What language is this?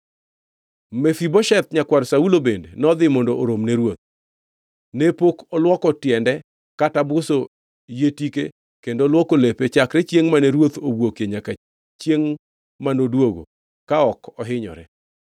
Luo (Kenya and Tanzania)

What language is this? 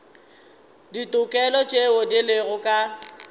Northern Sotho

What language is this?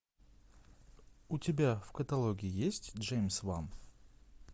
Russian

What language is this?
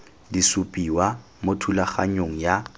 Tswana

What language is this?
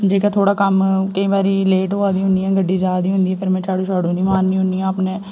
Dogri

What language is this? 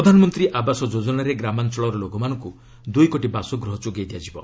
Odia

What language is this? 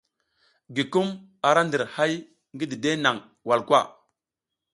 South Giziga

